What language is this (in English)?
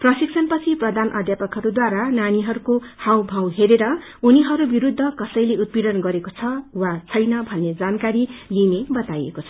Nepali